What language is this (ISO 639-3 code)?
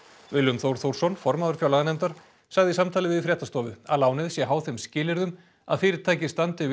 isl